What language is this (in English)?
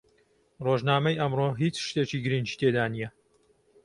Central Kurdish